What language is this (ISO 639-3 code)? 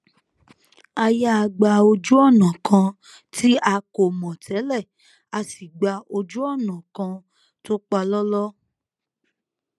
yor